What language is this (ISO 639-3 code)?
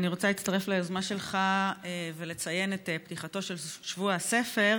heb